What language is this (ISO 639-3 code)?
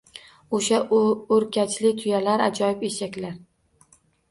uzb